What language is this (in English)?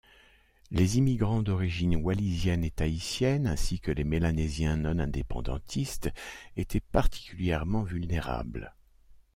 French